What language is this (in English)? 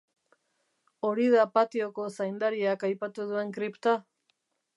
Basque